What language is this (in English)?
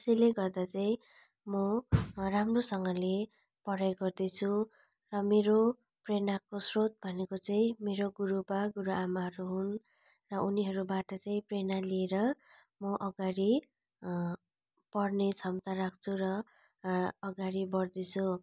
Nepali